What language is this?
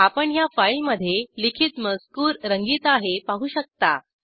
Marathi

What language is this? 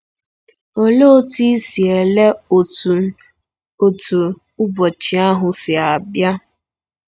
Igbo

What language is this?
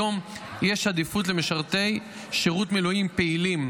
Hebrew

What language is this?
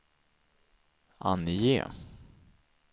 Swedish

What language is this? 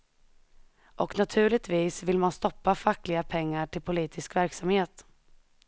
Swedish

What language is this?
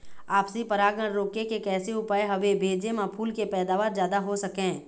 Chhattisgarhi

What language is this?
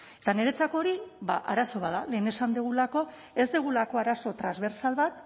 Basque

